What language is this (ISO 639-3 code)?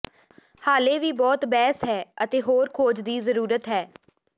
pan